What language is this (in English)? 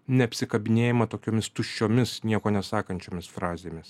Lithuanian